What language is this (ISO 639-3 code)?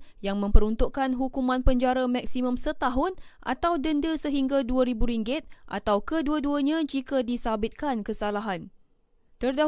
msa